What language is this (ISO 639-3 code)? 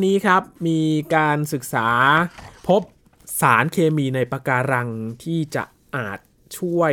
tha